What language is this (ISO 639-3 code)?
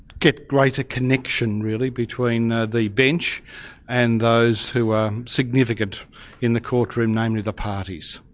eng